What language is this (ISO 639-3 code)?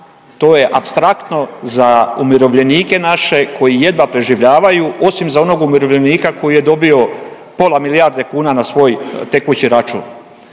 hrv